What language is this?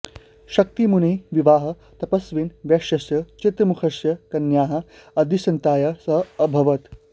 Sanskrit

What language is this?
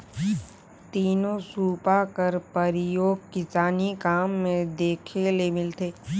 Chhattisgarhi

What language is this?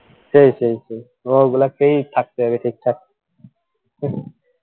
Bangla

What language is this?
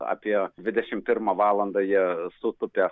Lithuanian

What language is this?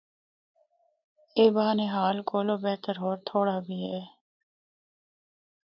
Northern Hindko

